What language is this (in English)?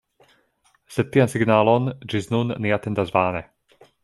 Esperanto